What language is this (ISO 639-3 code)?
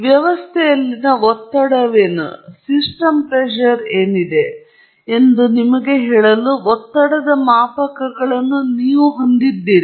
kan